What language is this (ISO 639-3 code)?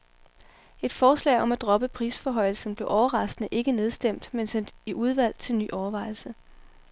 dan